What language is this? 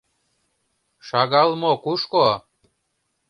Mari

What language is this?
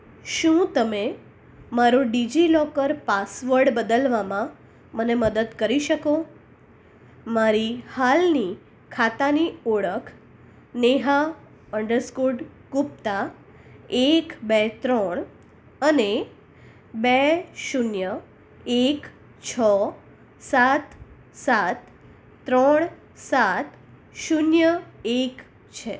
Gujarati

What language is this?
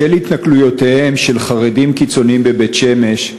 Hebrew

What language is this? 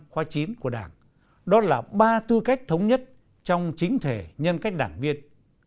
Vietnamese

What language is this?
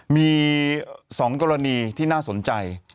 Thai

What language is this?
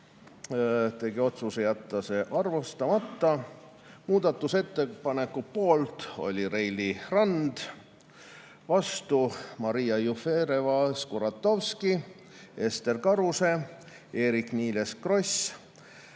Estonian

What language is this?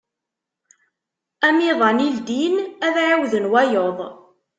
Kabyle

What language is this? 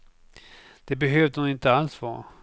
Swedish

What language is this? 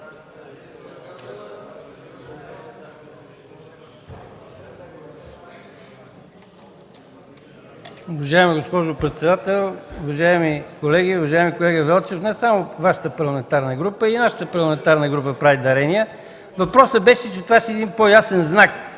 Bulgarian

